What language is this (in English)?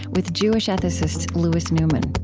English